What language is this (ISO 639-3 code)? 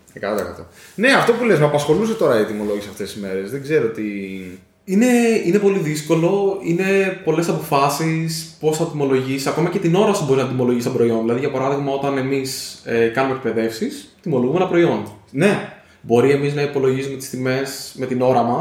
ell